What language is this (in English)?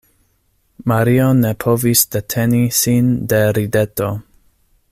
Esperanto